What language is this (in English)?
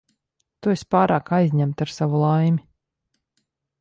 Latvian